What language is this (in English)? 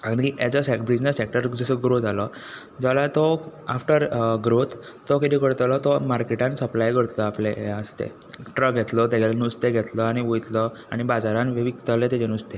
Konkani